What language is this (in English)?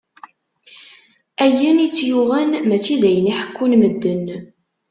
Kabyle